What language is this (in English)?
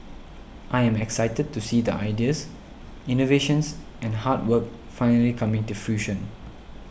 English